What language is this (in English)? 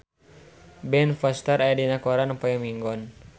Sundanese